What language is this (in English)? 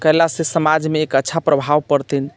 Maithili